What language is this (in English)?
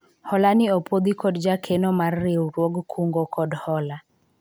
Luo (Kenya and Tanzania)